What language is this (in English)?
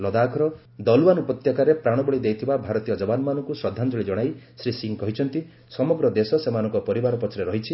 Odia